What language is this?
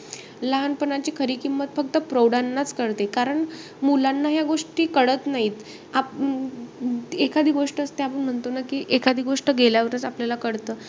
Marathi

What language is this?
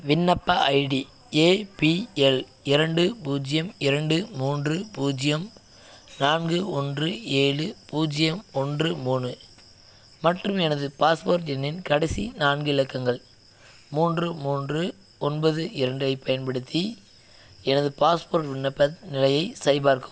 Tamil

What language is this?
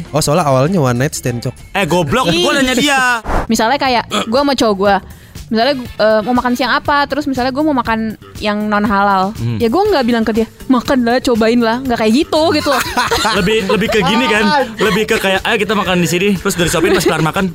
Indonesian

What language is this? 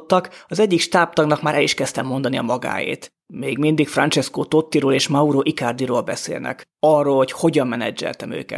Hungarian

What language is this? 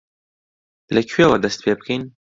Central Kurdish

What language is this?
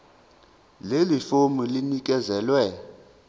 Zulu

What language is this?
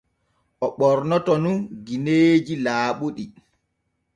Borgu Fulfulde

